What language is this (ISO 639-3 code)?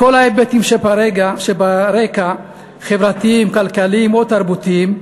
heb